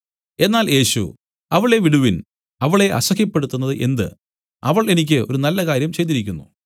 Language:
Malayalam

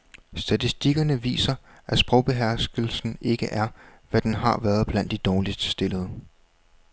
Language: Danish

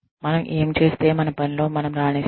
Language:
Telugu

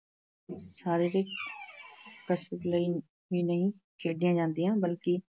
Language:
Punjabi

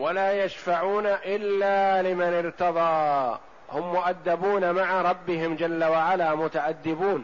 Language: Arabic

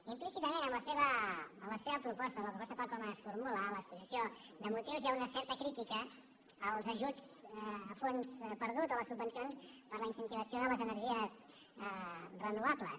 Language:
Catalan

